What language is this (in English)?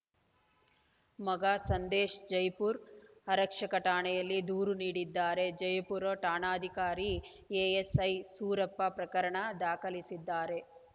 Kannada